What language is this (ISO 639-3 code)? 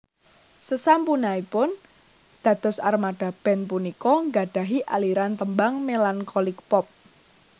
jav